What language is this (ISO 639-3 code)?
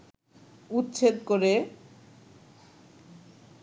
ben